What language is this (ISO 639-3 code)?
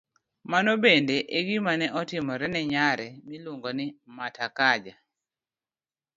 luo